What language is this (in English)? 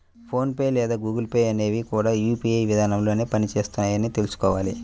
Telugu